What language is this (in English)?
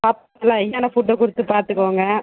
Tamil